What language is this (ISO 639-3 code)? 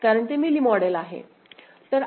mar